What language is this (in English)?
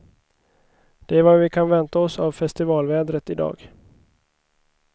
Swedish